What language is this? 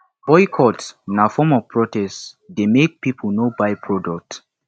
Nigerian Pidgin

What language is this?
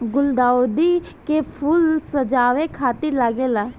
Bhojpuri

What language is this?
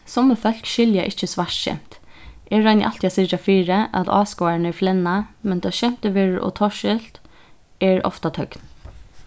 Faroese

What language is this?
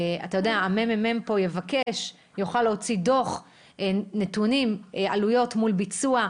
Hebrew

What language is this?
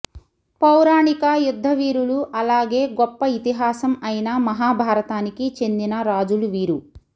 Telugu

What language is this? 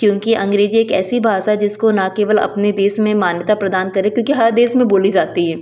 Hindi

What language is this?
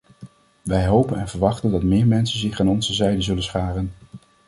Dutch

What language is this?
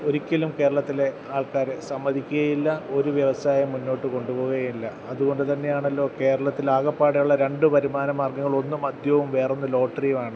Malayalam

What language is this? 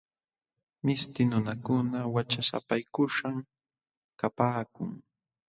Jauja Wanca Quechua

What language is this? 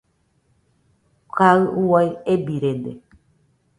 Nüpode Huitoto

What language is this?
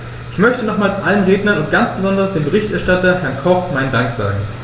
German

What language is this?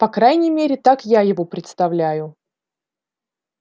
Russian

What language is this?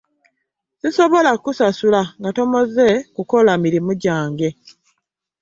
Ganda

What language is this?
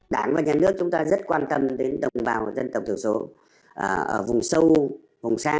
Vietnamese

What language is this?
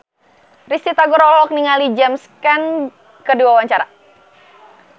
Sundanese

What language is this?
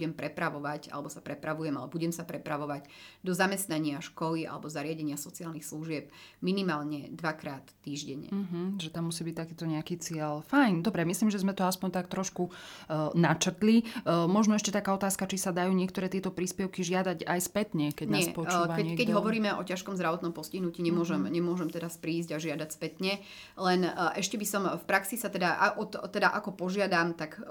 Slovak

